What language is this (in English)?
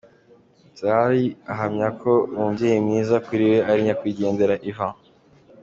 Kinyarwanda